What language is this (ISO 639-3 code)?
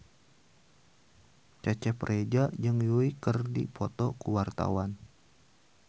sun